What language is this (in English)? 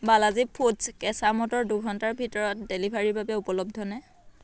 Assamese